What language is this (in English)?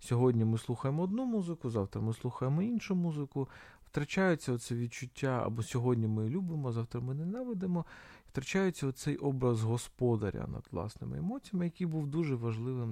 Ukrainian